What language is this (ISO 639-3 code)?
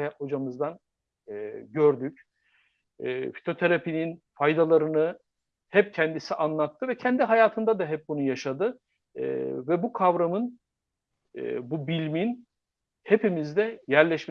tur